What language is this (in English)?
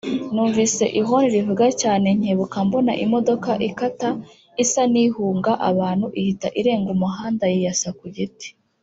Kinyarwanda